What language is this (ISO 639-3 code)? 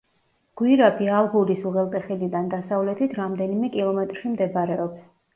kat